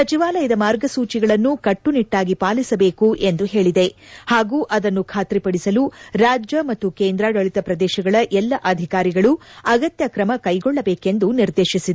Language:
Kannada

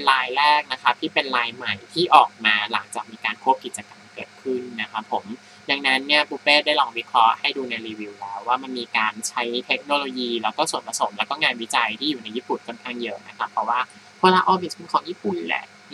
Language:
Thai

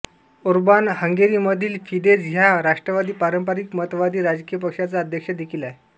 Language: Marathi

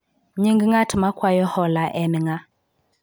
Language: Luo (Kenya and Tanzania)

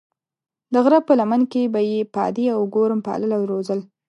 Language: Pashto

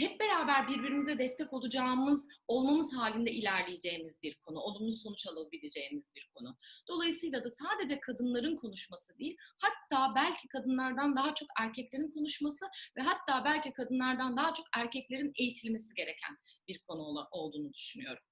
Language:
Turkish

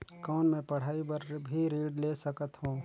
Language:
Chhattisgarhi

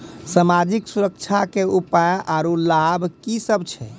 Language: Maithili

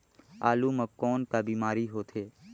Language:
Chhattisgarhi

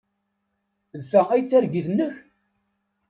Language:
Kabyle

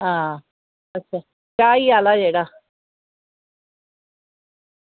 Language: Dogri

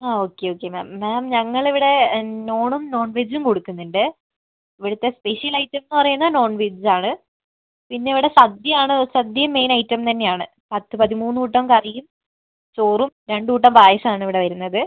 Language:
Malayalam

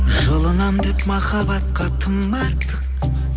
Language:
Kazakh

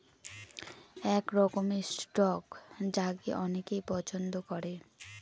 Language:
Bangla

